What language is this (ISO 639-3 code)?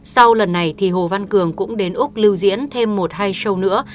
vie